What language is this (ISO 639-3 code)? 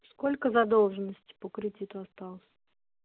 rus